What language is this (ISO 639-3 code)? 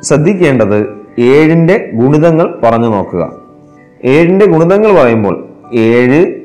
mal